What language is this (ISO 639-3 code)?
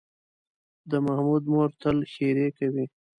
pus